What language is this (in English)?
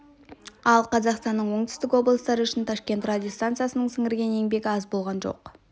Kazakh